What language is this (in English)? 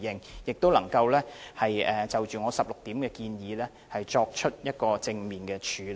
Cantonese